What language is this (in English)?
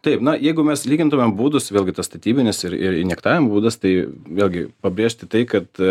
Lithuanian